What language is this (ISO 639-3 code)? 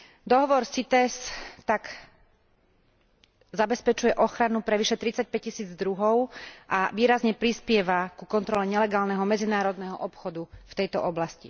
slk